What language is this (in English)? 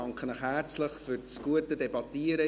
Swiss German